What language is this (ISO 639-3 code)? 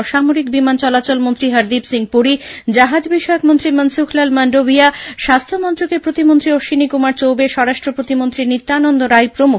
ben